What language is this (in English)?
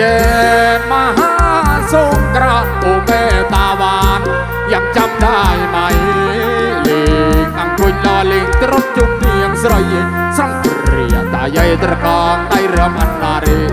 Thai